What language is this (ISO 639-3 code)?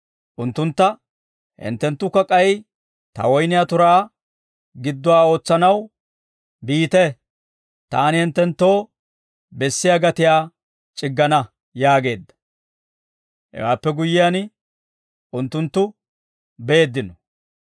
dwr